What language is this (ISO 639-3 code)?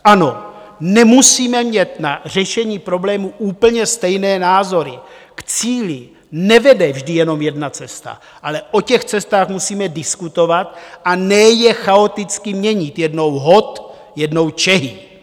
ces